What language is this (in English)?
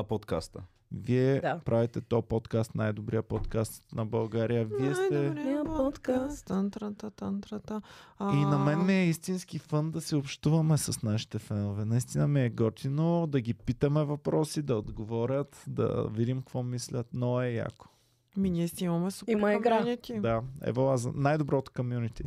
Bulgarian